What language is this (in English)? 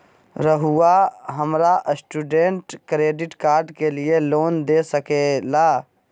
Magahi